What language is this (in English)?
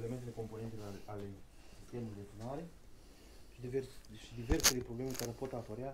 Romanian